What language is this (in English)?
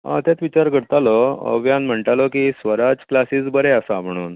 Konkani